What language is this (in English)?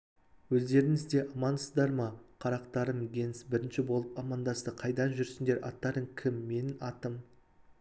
Kazakh